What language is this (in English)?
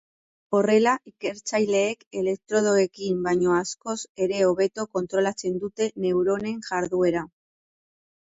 Basque